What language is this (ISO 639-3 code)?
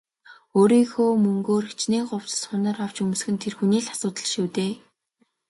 mon